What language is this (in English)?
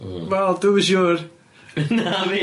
Welsh